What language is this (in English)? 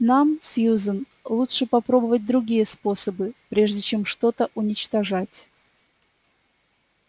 Russian